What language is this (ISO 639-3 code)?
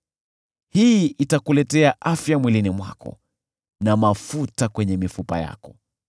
swa